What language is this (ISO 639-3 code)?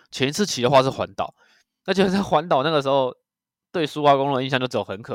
zho